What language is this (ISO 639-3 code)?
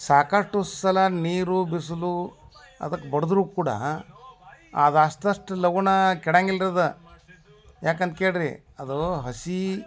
kan